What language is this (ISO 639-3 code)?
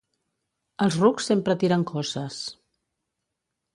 cat